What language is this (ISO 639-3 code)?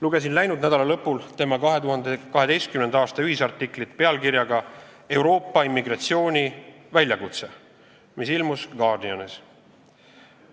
est